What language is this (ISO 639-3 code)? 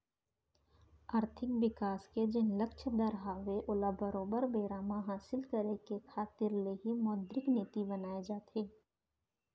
hne